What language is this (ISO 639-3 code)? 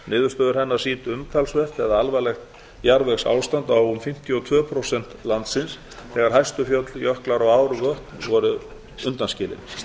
isl